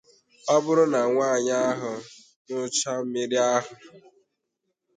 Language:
Igbo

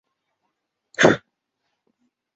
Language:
Chinese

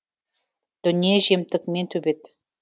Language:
Kazakh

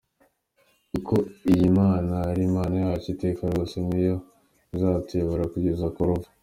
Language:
Kinyarwanda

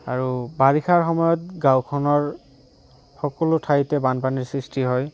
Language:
Assamese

